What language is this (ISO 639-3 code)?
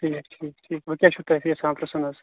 kas